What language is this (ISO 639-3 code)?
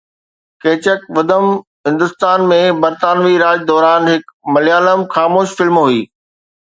snd